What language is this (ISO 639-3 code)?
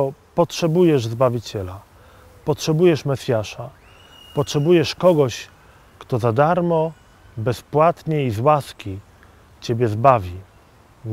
pol